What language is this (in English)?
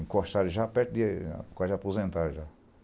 Portuguese